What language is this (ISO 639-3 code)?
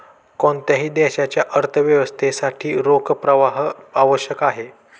mar